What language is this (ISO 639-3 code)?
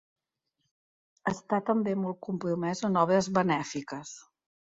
cat